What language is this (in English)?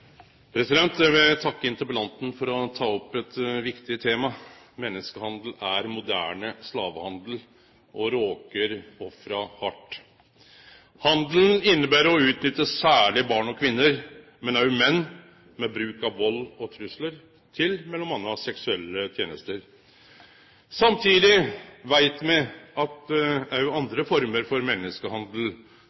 Norwegian Nynorsk